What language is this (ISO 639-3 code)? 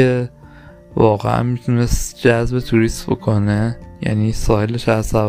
fas